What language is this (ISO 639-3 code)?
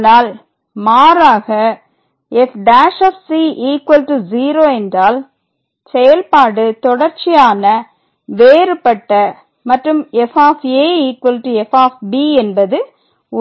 tam